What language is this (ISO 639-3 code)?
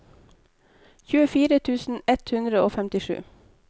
nor